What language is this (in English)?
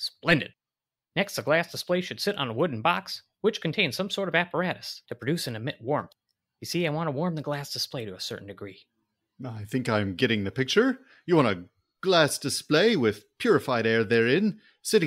English